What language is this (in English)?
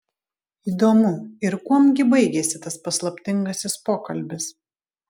Lithuanian